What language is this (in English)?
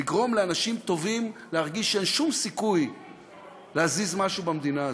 Hebrew